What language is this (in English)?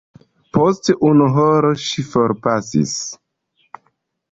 Esperanto